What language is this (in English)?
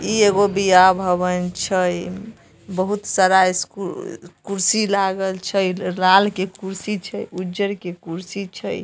Magahi